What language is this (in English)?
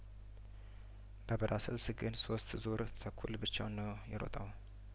Amharic